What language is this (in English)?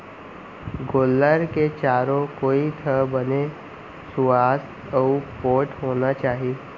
Chhattisgarhi